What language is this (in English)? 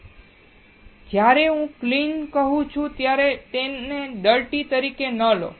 Gujarati